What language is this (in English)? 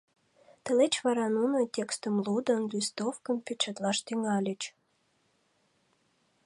Mari